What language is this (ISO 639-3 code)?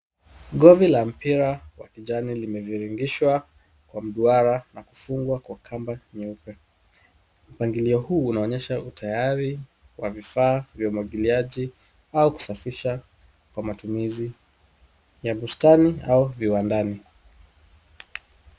swa